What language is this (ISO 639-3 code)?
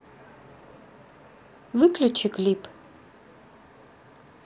rus